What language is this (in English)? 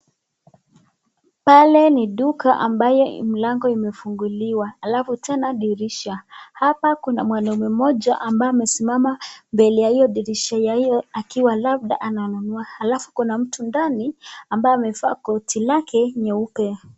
Swahili